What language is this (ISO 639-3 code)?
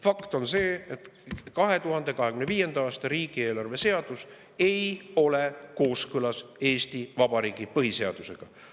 est